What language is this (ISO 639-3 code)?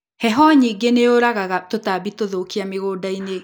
kik